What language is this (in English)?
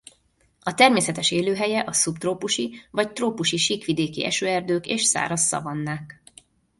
Hungarian